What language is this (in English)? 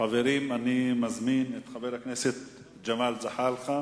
Hebrew